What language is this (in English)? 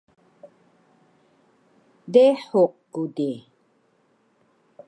Taroko